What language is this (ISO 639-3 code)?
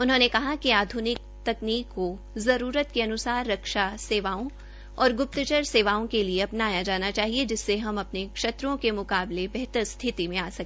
hin